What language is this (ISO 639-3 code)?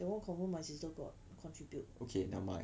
eng